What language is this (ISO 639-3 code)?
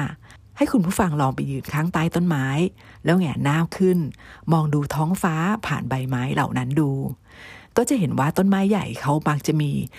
tha